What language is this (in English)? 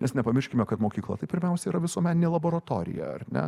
Lithuanian